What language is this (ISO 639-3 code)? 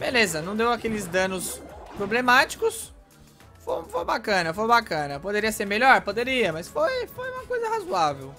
por